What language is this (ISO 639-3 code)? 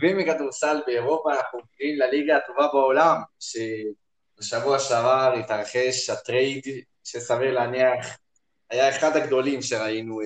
heb